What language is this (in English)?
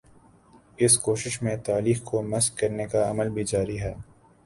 Urdu